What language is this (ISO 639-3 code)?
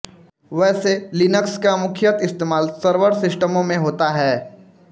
hin